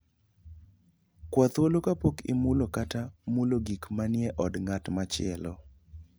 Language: Luo (Kenya and Tanzania)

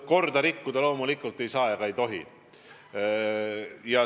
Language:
Estonian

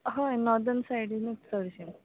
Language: Konkani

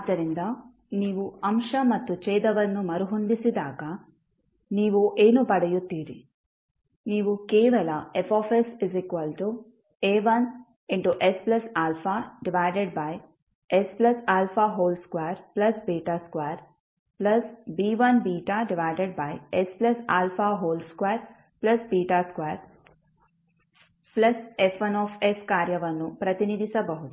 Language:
Kannada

